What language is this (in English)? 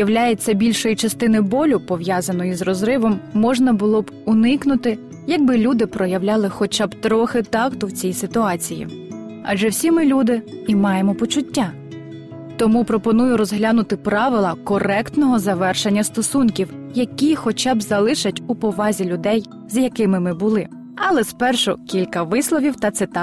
Ukrainian